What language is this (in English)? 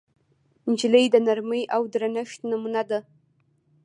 Pashto